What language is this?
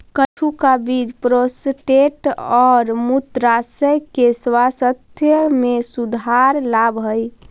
Magahi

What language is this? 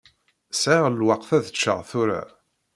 Kabyle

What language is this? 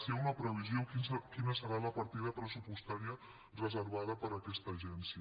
Catalan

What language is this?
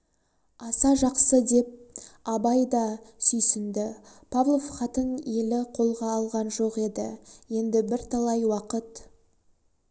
Kazakh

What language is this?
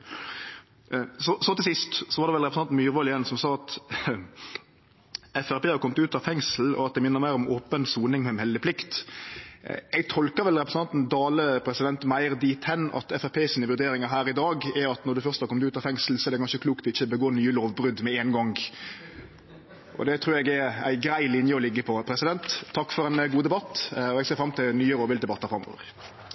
Norwegian Nynorsk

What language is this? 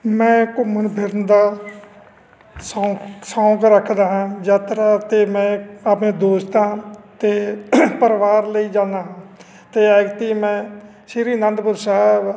Punjabi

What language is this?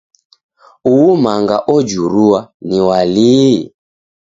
Taita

